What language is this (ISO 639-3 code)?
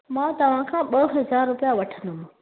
snd